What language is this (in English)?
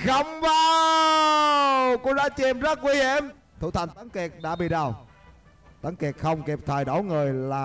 Vietnamese